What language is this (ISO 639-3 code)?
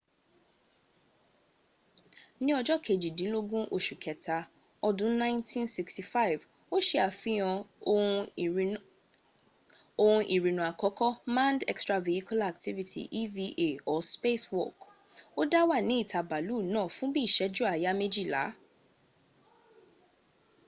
yor